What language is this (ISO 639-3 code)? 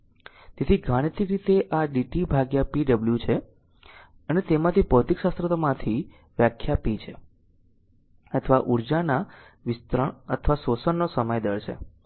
guj